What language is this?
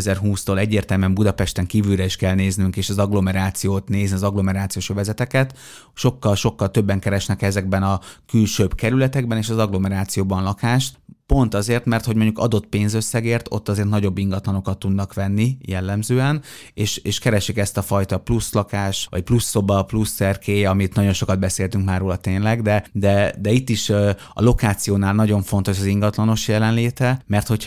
Hungarian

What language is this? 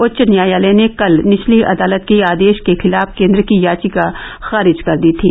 Hindi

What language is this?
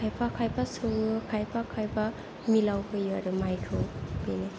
Bodo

